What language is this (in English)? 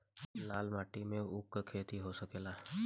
Bhojpuri